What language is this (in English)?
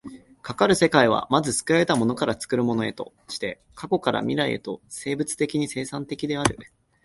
Japanese